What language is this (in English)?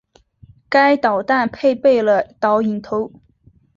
Chinese